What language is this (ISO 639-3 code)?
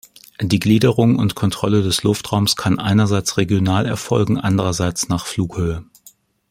deu